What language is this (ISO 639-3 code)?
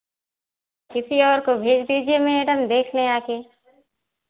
hin